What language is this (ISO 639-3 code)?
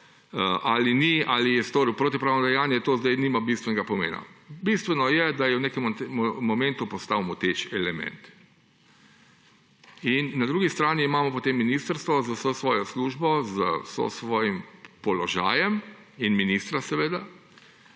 slv